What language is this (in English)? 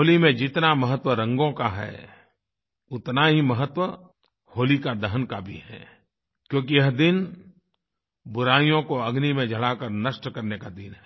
Hindi